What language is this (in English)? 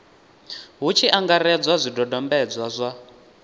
Venda